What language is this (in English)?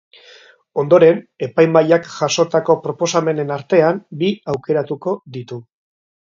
Basque